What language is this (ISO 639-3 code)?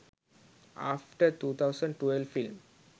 sin